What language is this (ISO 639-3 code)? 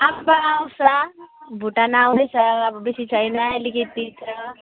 nep